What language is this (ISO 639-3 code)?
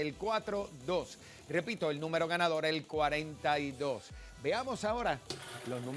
spa